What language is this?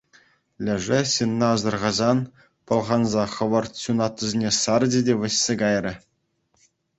Chuvash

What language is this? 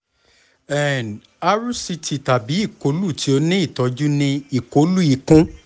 Yoruba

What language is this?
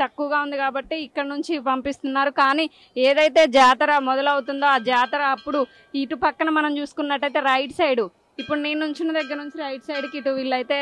Telugu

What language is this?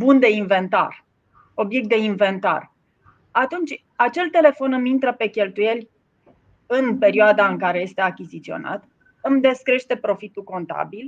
Romanian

